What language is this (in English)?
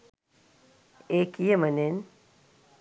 Sinhala